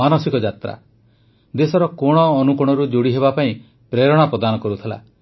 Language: Odia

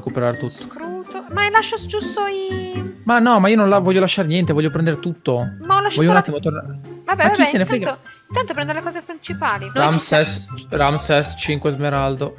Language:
Italian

